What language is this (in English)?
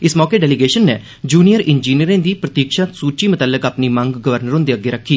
Dogri